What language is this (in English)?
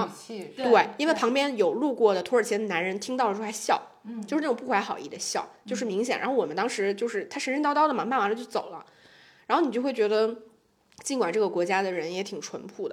Chinese